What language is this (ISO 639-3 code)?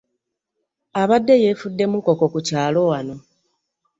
lug